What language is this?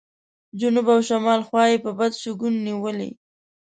Pashto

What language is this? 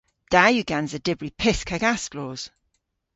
Cornish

